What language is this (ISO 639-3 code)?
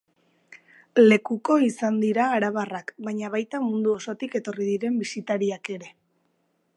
eus